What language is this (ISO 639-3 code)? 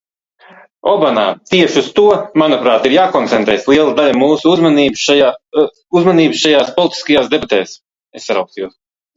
lav